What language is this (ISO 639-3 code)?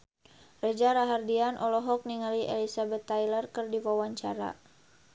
sun